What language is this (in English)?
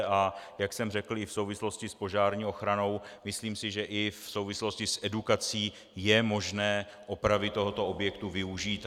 Czech